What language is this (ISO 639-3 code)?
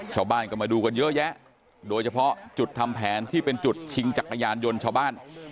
tha